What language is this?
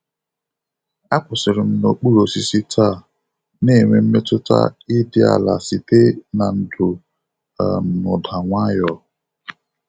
Igbo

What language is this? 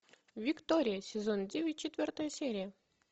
Russian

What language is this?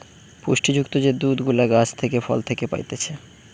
Bangla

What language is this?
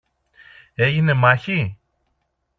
Greek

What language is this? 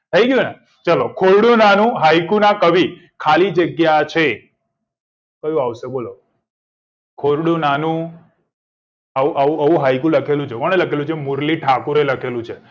Gujarati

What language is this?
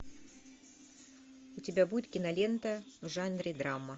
Russian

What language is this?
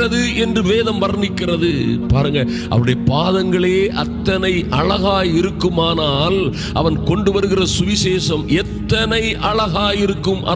Tamil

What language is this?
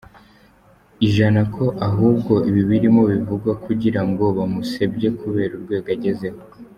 Kinyarwanda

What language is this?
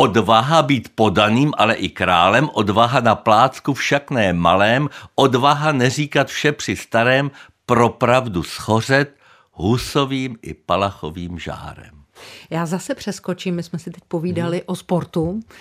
Czech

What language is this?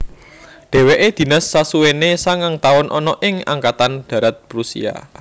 Javanese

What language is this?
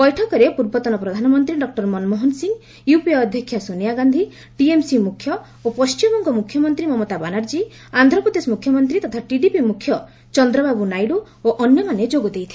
Odia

